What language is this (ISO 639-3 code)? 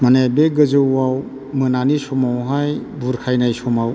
brx